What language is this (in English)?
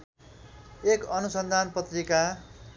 Nepali